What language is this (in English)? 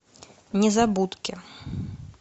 Russian